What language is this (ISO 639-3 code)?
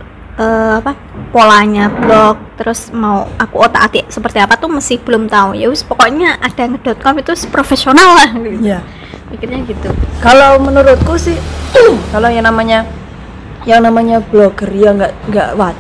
ind